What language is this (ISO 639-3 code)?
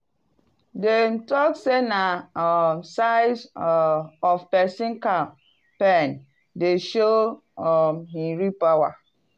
pcm